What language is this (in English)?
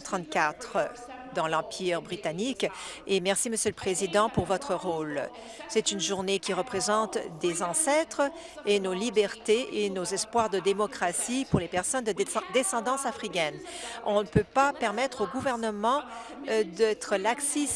French